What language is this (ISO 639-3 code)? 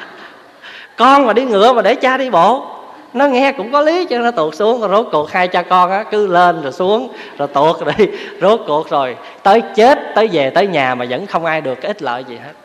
vie